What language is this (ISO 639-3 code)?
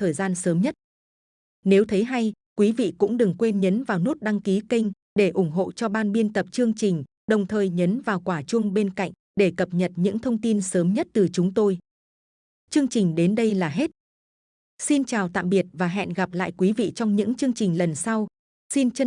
vie